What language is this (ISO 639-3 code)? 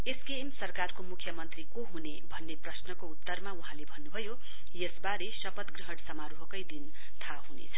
nep